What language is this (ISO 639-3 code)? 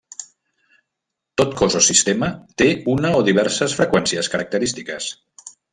cat